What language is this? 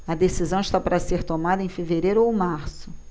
Portuguese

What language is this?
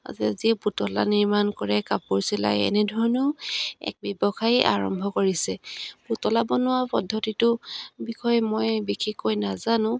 Assamese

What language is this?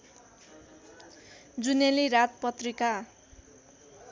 Nepali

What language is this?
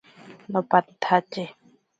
Ashéninka Perené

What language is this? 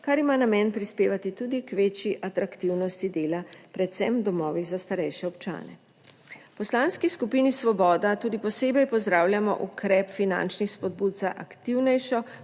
Slovenian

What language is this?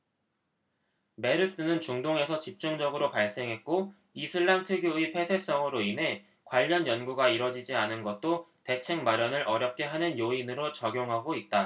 Korean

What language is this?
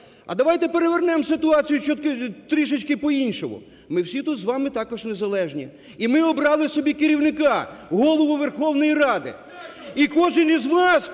Ukrainian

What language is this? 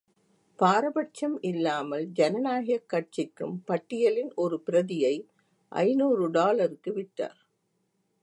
Tamil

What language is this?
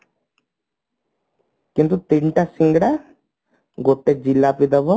Odia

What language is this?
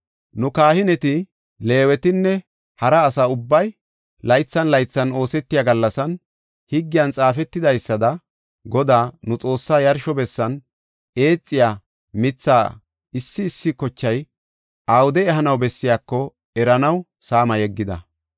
Gofa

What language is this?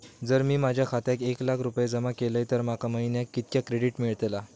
Marathi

